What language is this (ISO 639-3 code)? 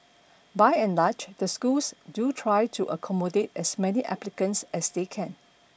eng